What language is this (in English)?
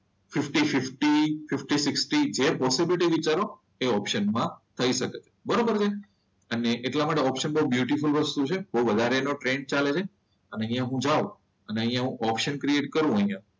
Gujarati